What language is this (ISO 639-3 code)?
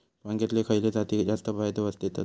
mar